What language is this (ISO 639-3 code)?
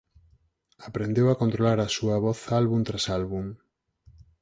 glg